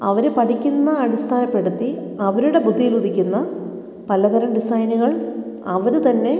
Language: Malayalam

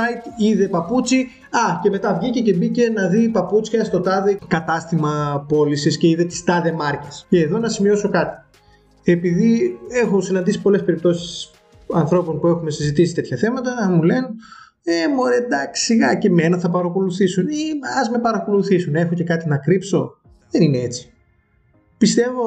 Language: Greek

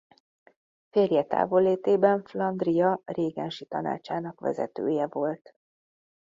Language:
Hungarian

